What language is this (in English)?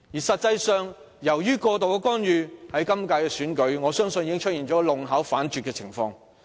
Cantonese